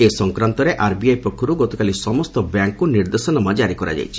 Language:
Odia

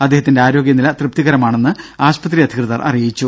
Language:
Malayalam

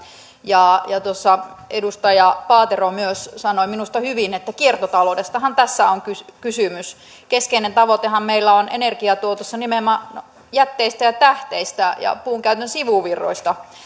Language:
Finnish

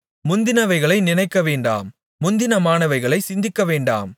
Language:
Tamil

